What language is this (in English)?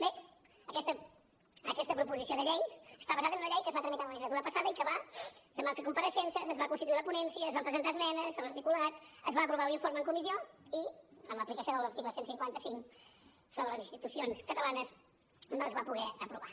Catalan